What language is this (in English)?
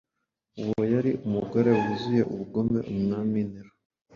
Kinyarwanda